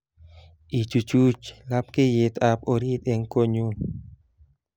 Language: Kalenjin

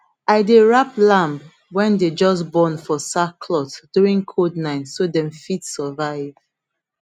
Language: Nigerian Pidgin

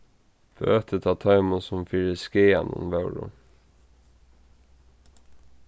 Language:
Faroese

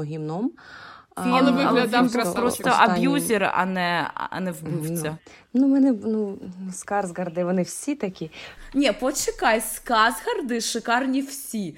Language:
Ukrainian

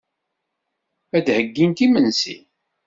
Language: Kabyle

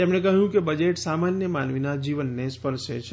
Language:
Gujarati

